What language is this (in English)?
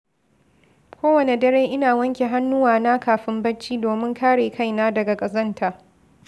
Hausa